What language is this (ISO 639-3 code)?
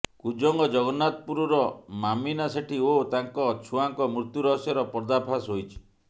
ori